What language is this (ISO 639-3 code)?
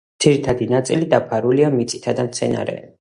kat